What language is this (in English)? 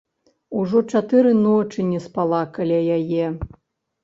Belarusian